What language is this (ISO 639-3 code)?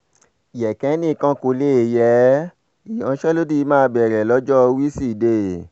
yor